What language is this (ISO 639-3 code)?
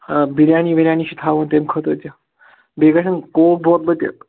kas